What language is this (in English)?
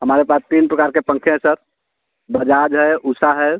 Hindi